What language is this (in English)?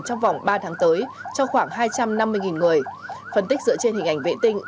Vietnamese